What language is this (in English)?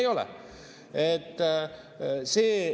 Estonian